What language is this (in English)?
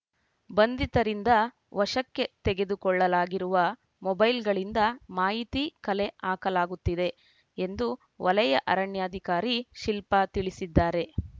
Kannada